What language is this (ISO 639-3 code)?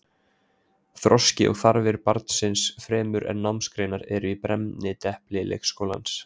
isl